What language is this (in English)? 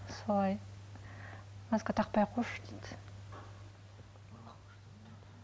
Kazakh